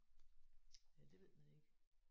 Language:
Danish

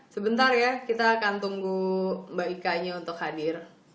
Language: Indonesian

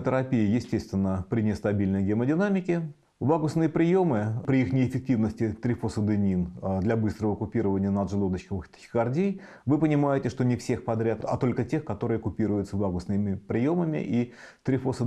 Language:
Russian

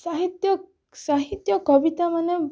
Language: Odia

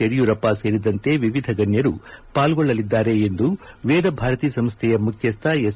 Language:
Kannada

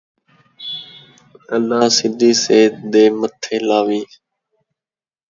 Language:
Saraiki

